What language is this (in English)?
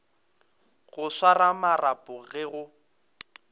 Northern Sotho